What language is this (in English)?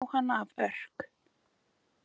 Icelandic